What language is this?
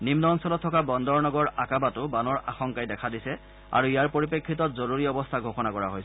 Assamese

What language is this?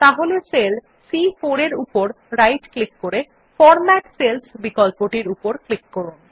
Bangla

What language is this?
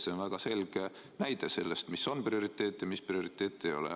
Estonian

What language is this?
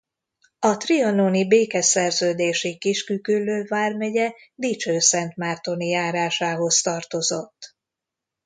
Hungarian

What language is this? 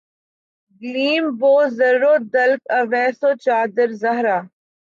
Urdu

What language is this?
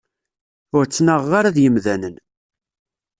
Kabyle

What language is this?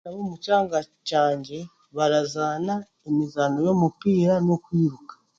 Chiga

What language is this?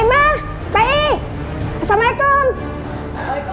Indonesian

